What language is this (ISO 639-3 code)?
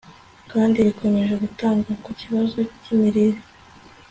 kin